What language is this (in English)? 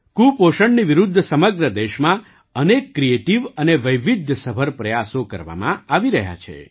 Gujarati